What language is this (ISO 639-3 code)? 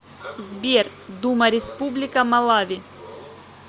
rus